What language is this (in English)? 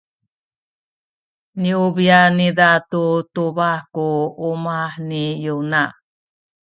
Sakizaya